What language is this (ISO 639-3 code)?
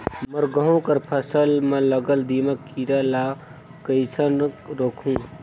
hne